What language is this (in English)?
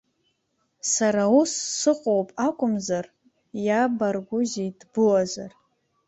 Abkhazian